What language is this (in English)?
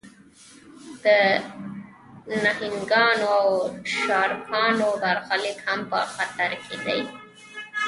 Pashto